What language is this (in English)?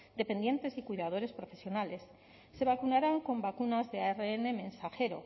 Spanish